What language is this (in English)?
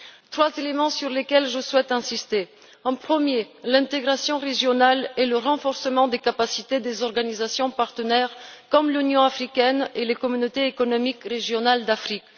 French